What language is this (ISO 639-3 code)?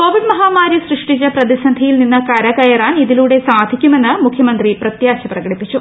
mal